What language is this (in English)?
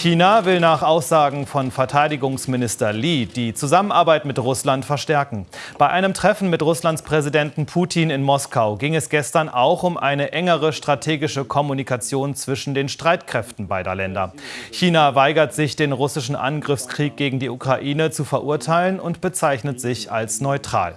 German